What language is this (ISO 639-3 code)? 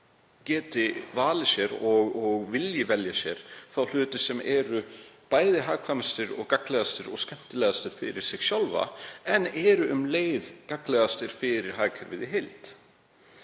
isl